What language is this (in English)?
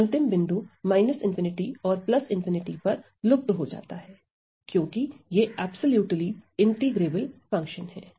Hindi